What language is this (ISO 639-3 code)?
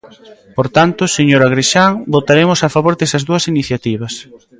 glg